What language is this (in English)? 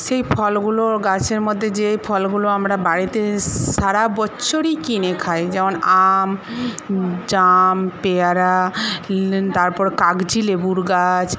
Bangla